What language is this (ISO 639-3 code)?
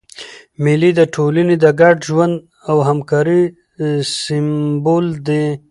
pus